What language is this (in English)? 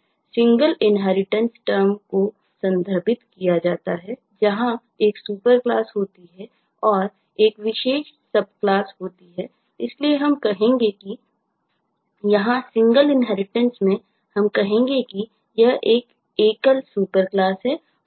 Hindi